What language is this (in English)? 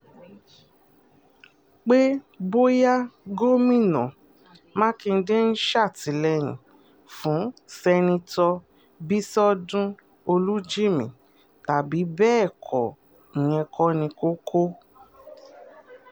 Yoruba